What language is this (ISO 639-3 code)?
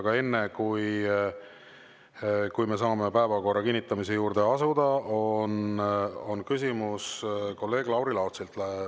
est